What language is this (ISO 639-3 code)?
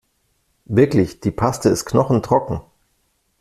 deu